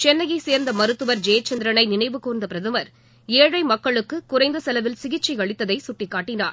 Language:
Tamil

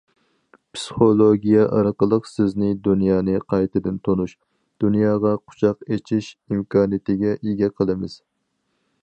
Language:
Uyghur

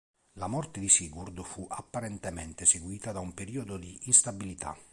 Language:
Italian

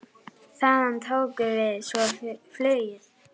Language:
Icelandic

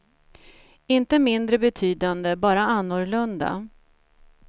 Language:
Swedish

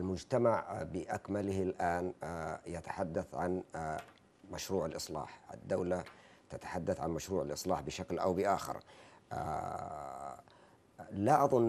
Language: Arabic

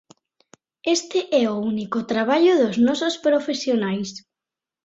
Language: Galician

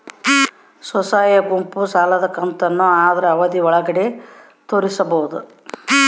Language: Kannada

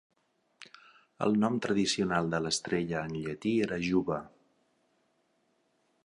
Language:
Catalan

